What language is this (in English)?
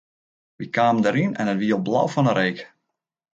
Western Frisian